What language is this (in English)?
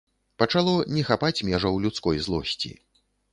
Belarusian